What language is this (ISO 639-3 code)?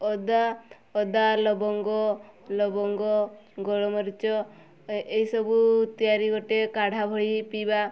ori